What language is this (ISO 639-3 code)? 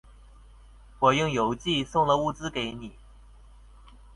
zho